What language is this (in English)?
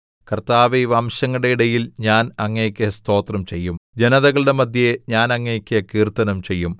Malayalam